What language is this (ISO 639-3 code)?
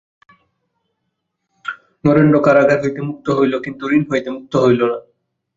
ben